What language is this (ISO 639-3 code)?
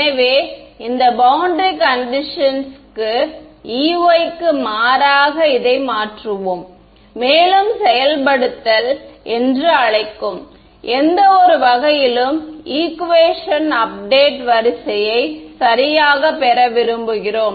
tam